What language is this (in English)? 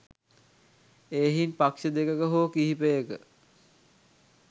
Sinhala